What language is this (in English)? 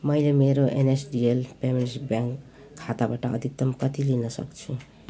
Nepali